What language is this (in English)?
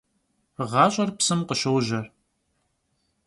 Kabardian